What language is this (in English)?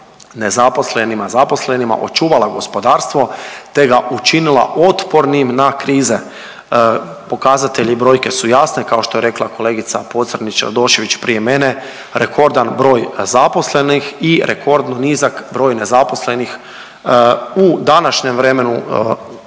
Croatian